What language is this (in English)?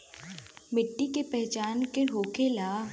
Bhojpuri